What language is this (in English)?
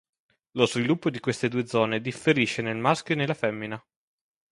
Italian